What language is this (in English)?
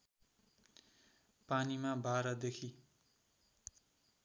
Nepali